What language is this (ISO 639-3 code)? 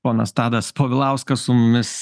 lit